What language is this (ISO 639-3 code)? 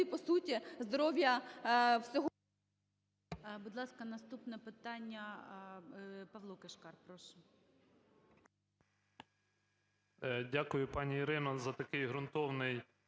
ukr